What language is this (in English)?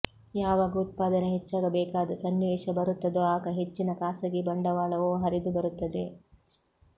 Kannada